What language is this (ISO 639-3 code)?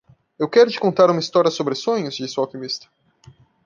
por